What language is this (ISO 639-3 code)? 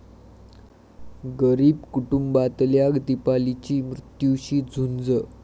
mar